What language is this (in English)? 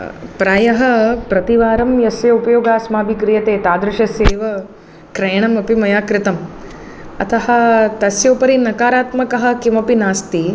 Sanskrit